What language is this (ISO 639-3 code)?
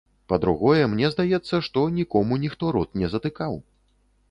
bel